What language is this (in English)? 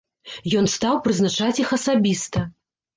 Belarusian